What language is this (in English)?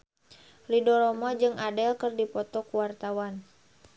Sundanese